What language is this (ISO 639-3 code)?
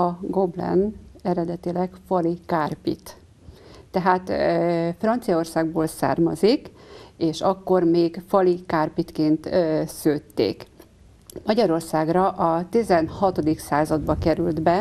hun